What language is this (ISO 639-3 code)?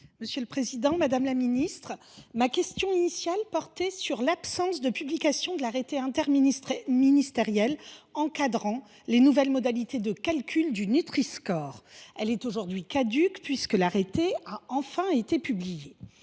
fra